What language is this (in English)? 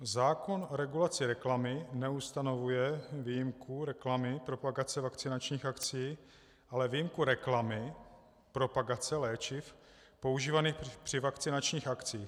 Czech